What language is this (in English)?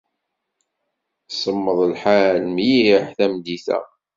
Kabyle